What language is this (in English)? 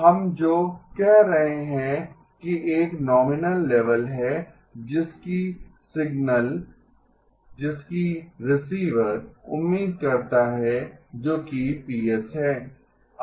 Hindi